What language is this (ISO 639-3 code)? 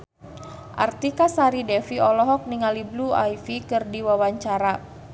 sun